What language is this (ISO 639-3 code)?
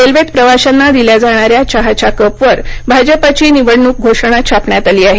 mar